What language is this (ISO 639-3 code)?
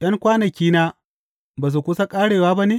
hau